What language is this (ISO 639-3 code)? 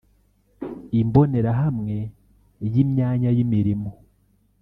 kin